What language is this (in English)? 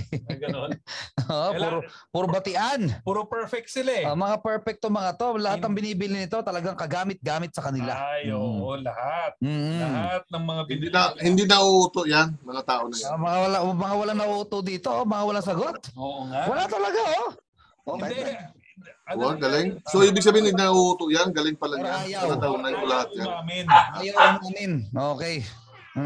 Filipino